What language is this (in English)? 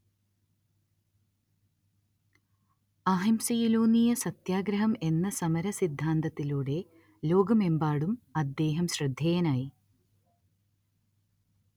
Malayalam